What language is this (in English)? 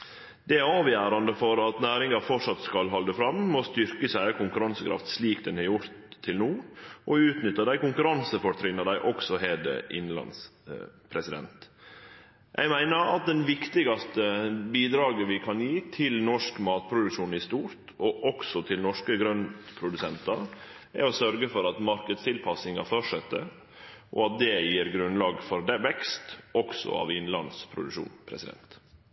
Norwegian Nynorsk